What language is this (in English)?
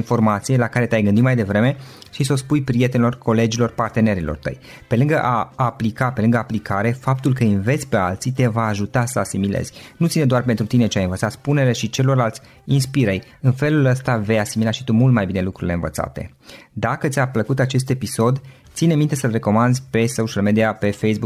Romanian